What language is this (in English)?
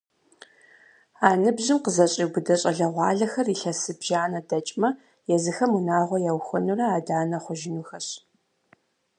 Kabardian